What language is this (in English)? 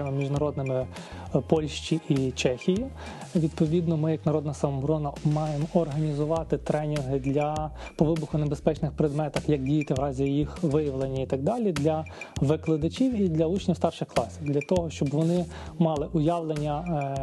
Ukrainian